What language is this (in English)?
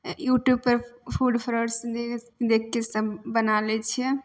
Maithili